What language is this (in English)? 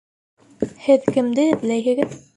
Bashkir